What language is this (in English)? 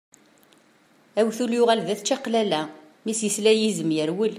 Kabyle